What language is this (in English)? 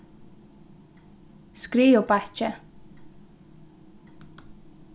Faroese